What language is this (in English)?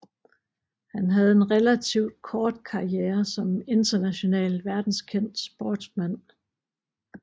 Danish